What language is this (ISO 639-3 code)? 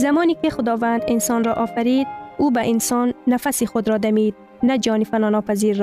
fas